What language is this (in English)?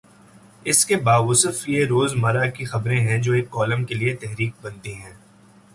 Urdu